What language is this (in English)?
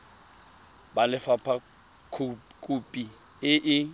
Tswana